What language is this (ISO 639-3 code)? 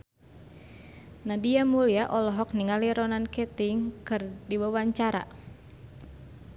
sun